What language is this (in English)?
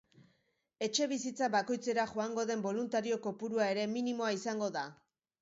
Basque